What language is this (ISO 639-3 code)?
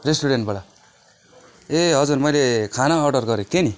nep